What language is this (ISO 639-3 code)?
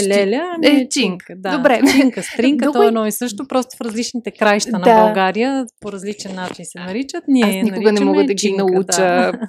bul